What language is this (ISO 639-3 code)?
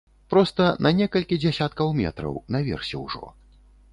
bel